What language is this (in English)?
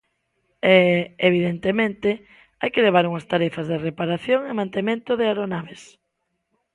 Galician